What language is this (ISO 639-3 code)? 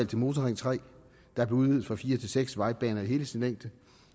dan